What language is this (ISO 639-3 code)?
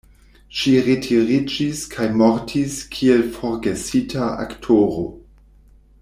epo